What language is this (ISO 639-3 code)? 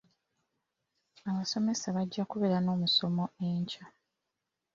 lug